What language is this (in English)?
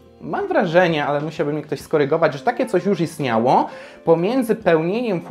Polish